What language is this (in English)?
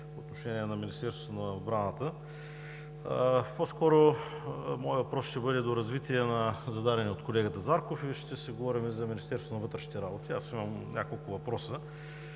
Bulgarian